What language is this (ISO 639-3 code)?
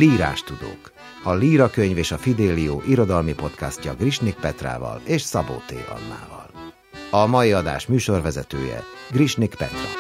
hun